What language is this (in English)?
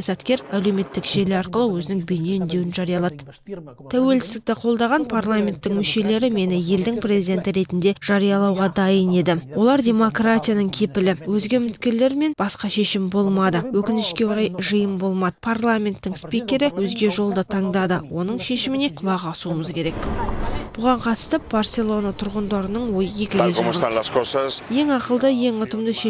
Russian